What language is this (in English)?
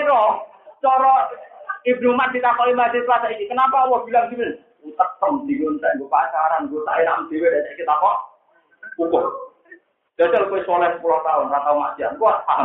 Indonesian